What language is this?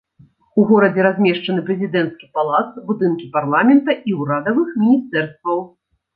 Belarusian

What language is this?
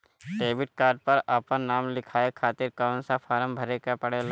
Bhojpuri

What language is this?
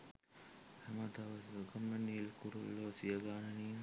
Sinhala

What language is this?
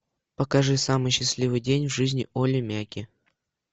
Russian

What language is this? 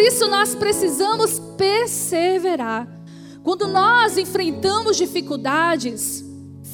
Portuguese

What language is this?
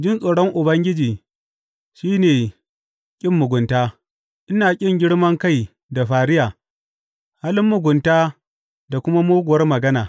Hausa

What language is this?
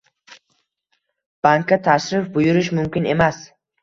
Uzbek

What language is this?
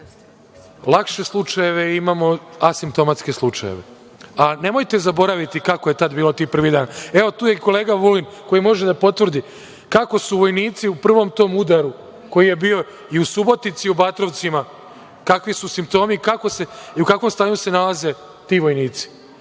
Serbian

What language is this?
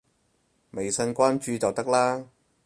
Cantonese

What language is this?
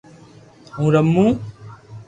Loarki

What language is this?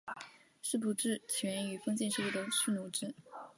Chinese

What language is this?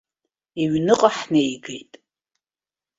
Abkhazian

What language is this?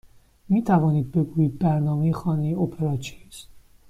Persian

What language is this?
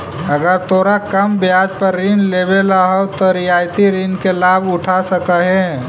Magahi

